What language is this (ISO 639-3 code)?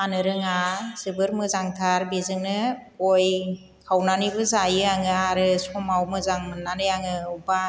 brx